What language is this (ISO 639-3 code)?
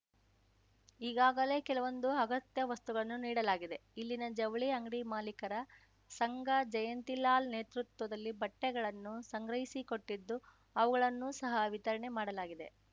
kan